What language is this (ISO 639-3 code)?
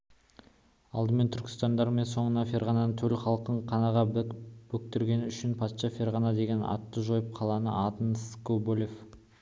kaz